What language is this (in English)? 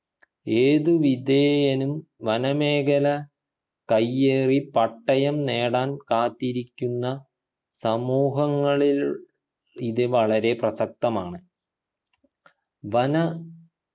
Malayalam